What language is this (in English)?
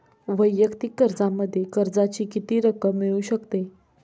Marathi